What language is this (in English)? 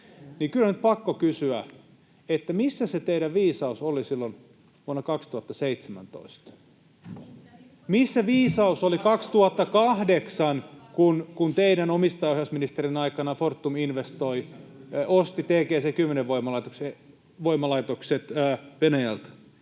Finnish